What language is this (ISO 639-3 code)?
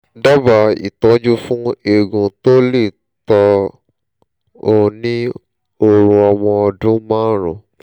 yor